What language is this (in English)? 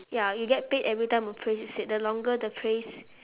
English